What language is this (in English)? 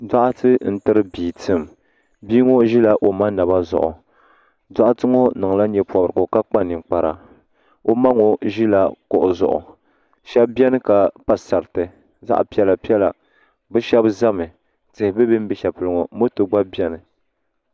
Dagbani